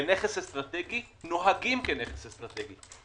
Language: Hebrew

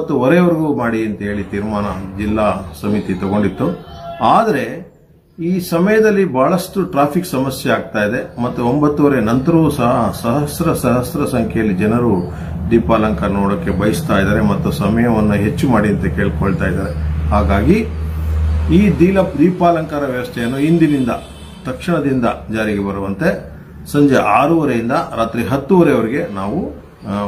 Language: Turkish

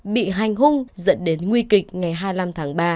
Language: Vietnamese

